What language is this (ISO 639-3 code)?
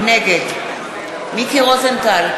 heb